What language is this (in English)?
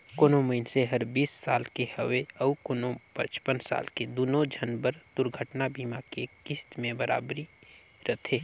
Chhattisgarhi